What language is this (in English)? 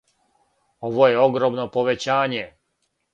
Serbian